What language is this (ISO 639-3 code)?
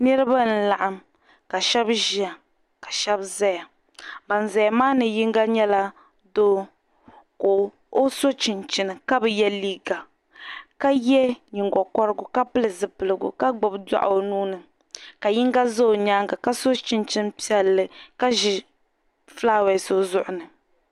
dag